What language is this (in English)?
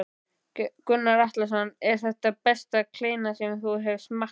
Icelandic